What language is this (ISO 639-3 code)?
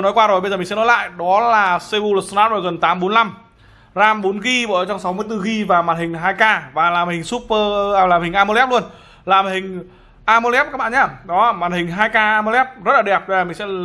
vie